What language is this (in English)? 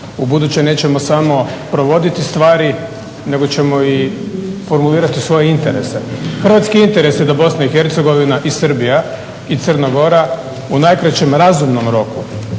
Croatian